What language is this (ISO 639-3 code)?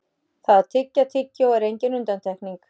isl